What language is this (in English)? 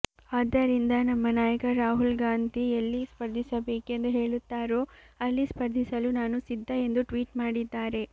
Kannada